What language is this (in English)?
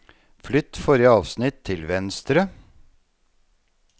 Norwegian